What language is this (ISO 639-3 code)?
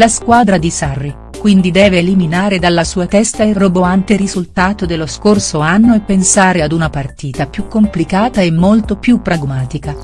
ita